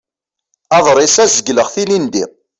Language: Kabyle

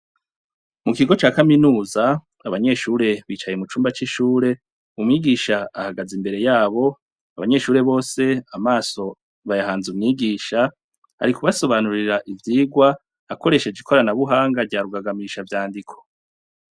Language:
Rundi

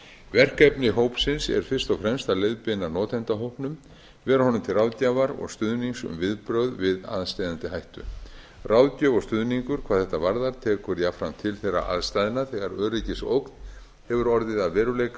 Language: Icelandic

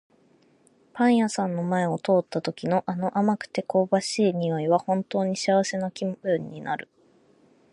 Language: Japanese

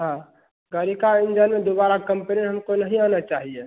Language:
Hindi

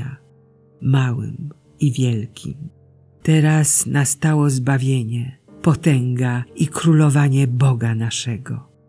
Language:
Polish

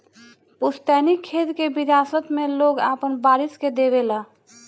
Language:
Bhojpuri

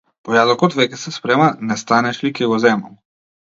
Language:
Macedonian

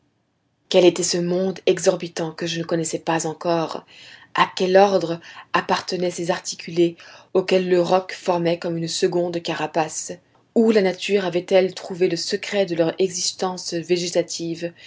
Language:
French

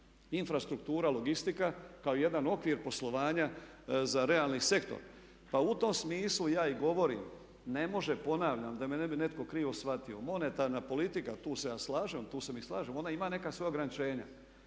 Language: Croatian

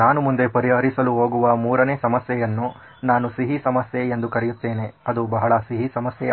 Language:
Kannada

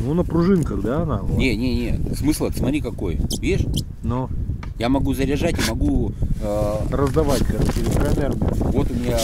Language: Russian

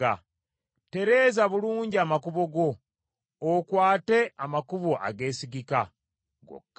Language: Ganda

